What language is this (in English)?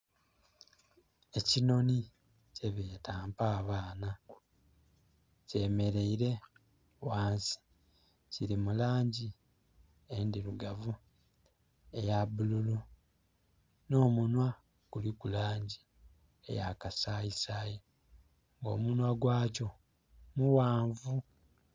Soga